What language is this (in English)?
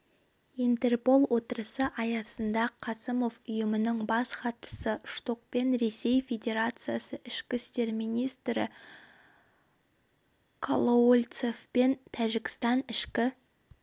Kazakh